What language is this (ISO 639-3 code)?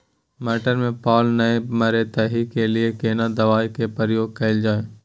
mai